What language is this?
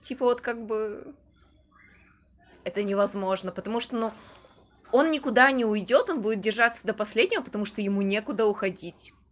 Russian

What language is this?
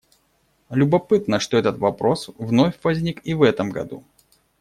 Russian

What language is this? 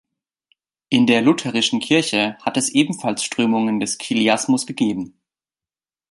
German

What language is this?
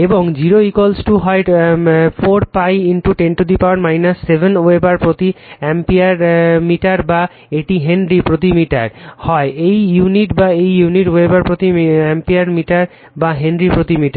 Bangla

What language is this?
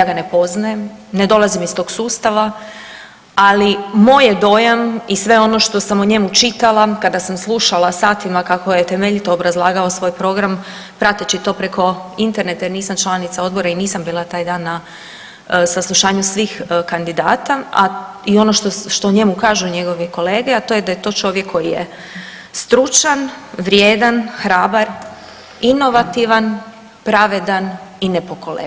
Croatian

